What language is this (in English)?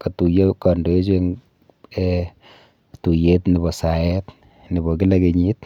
Kalenjin